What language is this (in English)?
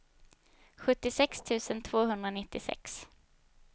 Swedish